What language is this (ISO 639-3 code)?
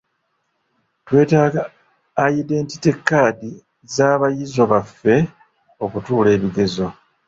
lug